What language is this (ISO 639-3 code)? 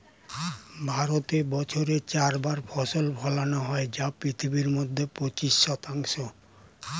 ben